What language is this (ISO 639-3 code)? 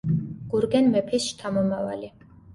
kat